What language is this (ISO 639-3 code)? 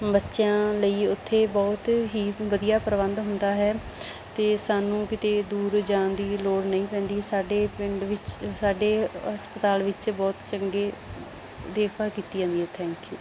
pan